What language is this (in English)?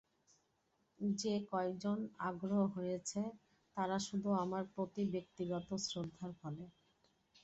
Bangla